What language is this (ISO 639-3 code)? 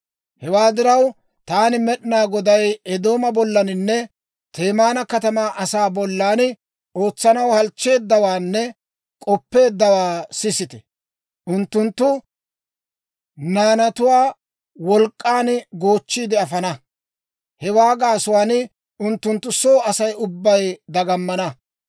dwr